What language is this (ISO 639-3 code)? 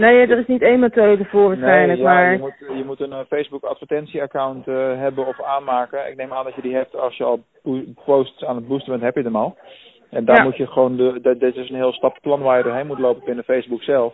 nld